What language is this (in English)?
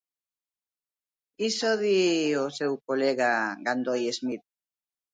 Galician